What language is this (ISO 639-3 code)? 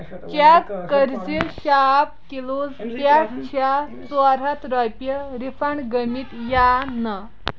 kas